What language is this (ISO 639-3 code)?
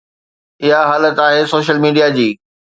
snd